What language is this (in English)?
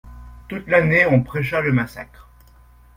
French